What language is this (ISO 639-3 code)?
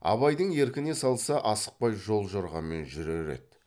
kaz